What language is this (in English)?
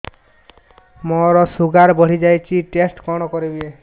Odia